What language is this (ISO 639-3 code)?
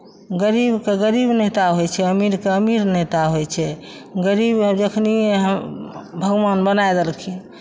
mai